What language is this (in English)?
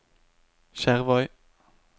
Norwegian